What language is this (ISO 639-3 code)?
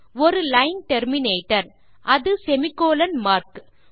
tam